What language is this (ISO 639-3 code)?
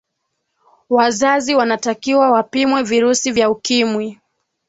swa